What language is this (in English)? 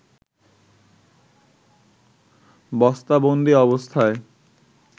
Bangla